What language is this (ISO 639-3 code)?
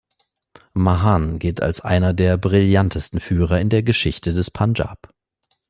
deu